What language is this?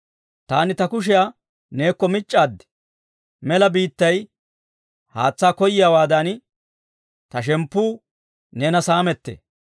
Dawro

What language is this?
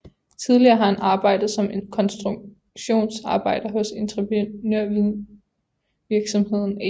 Danish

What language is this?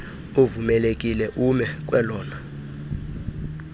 Xhosa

